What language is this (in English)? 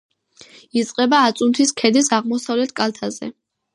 Georgian